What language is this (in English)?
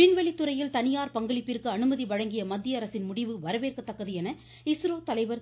Tamil